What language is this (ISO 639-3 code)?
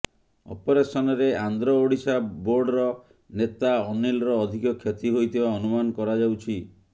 ori